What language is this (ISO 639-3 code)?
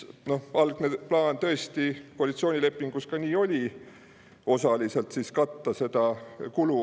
est